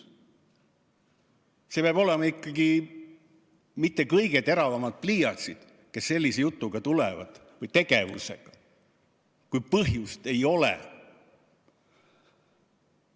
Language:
Estonian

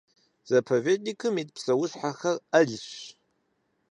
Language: Kabardian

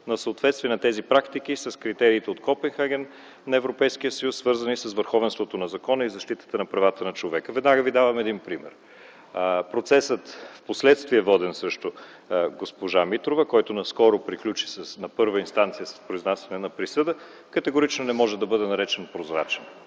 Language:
Bulgarian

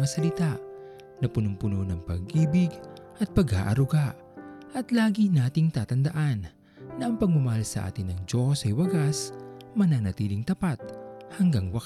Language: Filipino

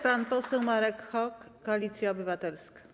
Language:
Polish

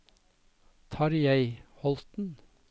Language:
Norwegian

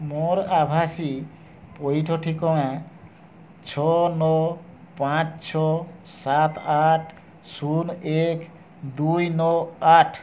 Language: Odia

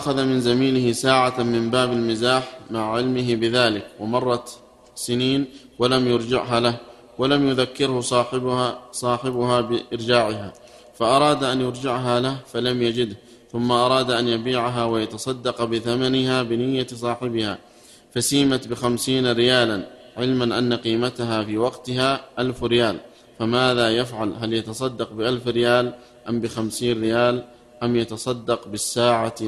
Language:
Arabic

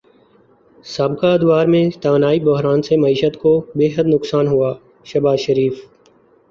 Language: Urdu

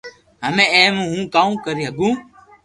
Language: Loarki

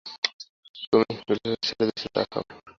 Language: Bangla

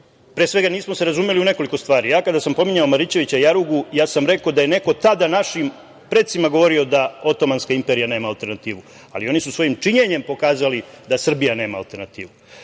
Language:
Serbian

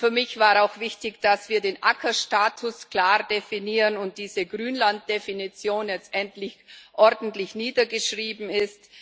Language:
German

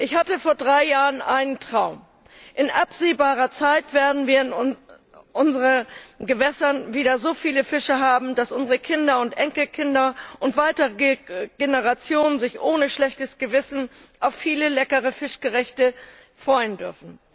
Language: German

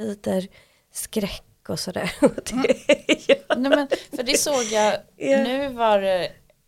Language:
Swedish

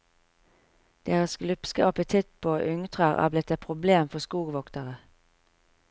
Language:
Norwegian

